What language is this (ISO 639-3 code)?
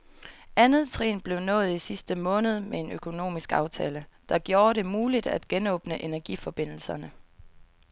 dan